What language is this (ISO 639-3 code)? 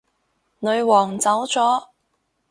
yue